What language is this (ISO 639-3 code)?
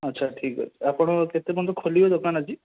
ori